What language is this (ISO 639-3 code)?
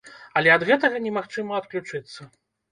bel